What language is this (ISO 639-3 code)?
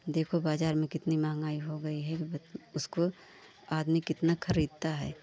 hin